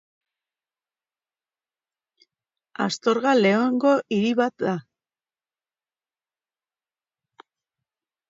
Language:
Basque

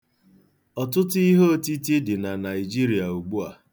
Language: Igbo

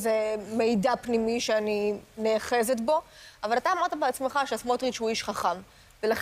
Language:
Hebrew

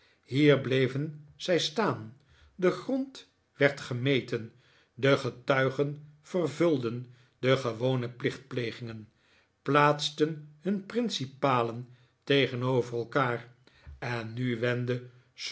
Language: Dutch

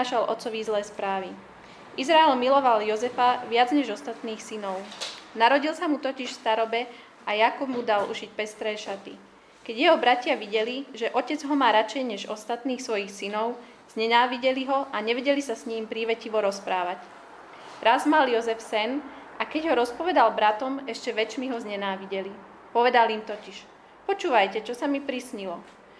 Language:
Slovak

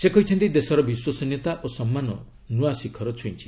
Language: Odia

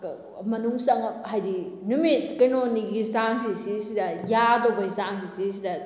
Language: Manipuri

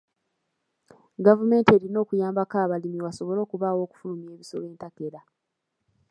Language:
Ganda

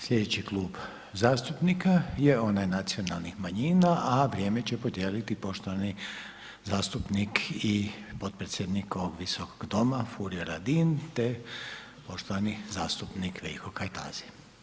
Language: Croatian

